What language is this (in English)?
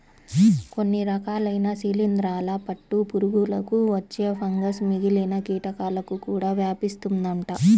Telugu